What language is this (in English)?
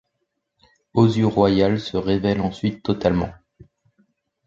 French